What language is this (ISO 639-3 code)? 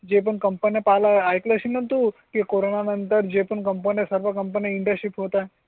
mar